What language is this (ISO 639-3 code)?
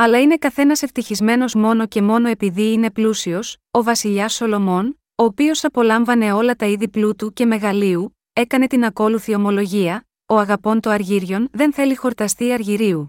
ell